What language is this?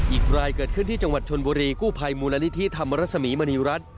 Thai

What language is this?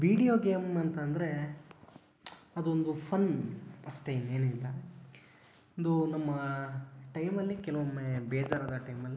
Kannada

